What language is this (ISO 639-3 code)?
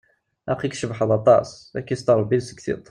kab